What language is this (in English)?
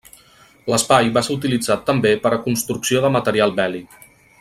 Catalan